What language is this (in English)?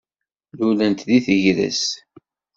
Kabyle